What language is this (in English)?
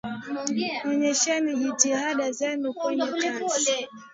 Swahili